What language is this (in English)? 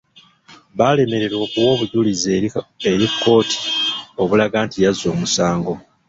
Ganda